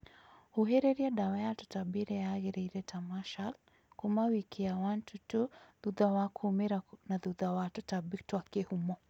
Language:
Kikuyu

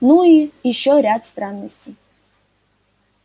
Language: Russian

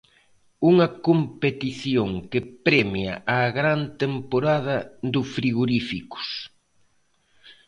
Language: Galician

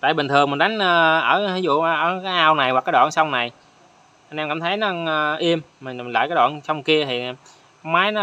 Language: Vietnamese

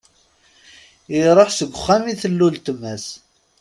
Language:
Kabyle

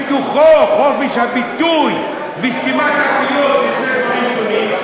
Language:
Hebrew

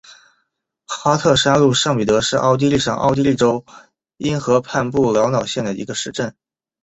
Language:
Chinese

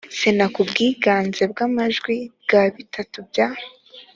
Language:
Kinyarwanda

